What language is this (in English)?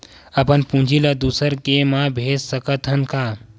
Chhattisgarhi